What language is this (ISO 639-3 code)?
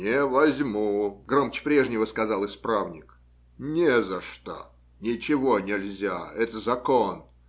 rus